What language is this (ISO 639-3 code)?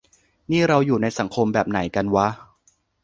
tha